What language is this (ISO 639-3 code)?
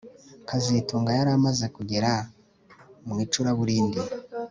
kin